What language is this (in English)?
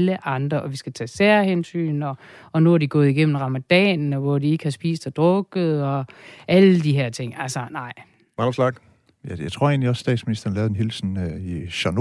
Danish